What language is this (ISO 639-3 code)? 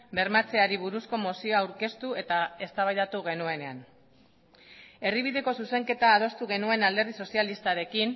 eus